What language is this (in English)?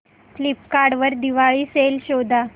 Marathi